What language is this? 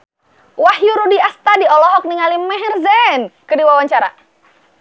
Sundanese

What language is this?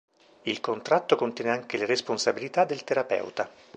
Italian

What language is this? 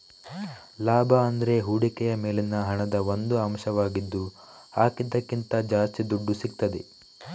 Kannada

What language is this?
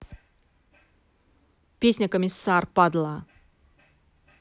Russian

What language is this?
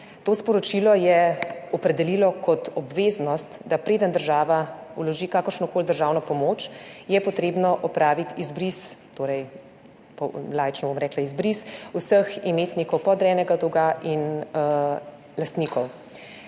Slovenian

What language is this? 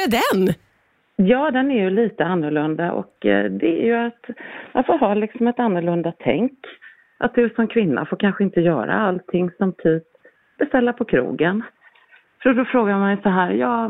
Swedish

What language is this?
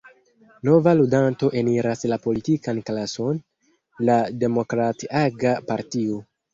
Esperanto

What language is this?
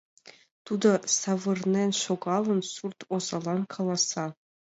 Mari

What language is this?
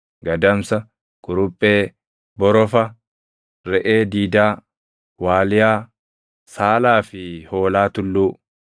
Oromo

